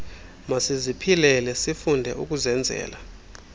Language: Xhosa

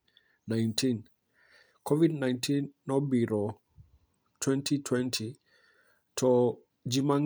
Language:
Luo (Kenya and Tanzania)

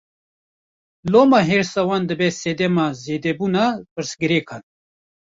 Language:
Kurdish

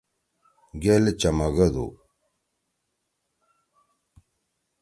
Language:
Torwali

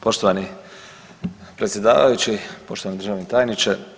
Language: Croatian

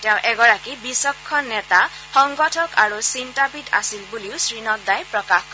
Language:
Assamese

